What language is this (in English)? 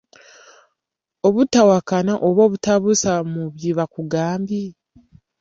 Ganda